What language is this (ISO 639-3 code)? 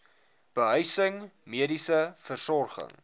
afr